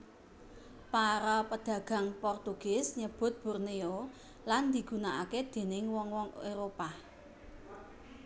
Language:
Javanese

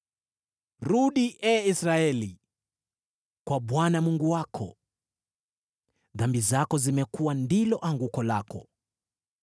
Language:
Swahili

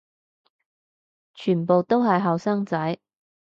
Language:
Cantonese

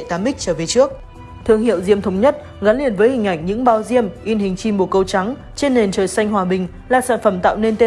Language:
Vietnamese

